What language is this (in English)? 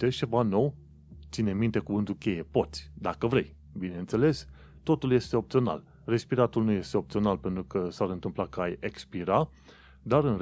Romanian